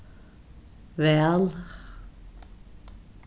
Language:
Faroese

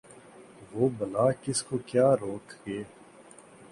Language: Urdu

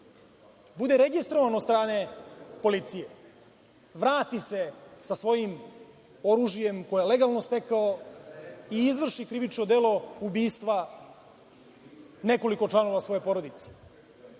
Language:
Serbian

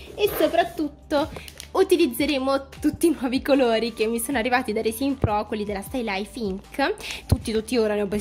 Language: Italian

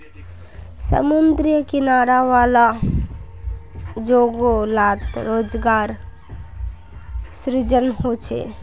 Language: Magahi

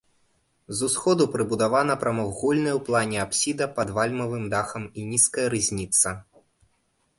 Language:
Belarusian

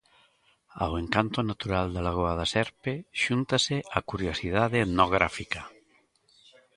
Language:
Galician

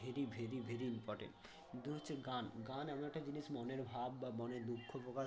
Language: Bangla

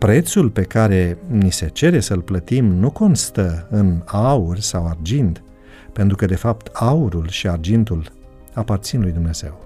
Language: Romanian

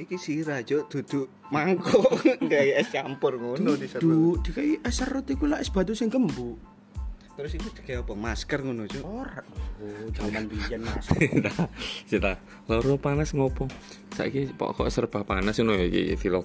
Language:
Indonesian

